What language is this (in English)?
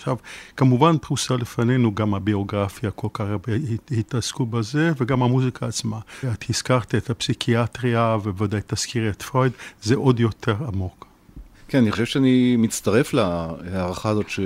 Hebrew